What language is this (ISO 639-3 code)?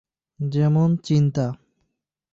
ben